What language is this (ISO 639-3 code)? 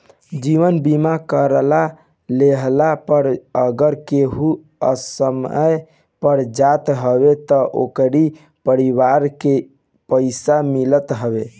bho